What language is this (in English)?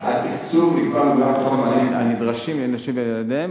Hebrew